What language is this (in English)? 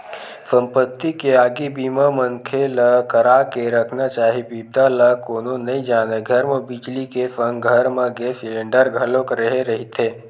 Chhattisgarhi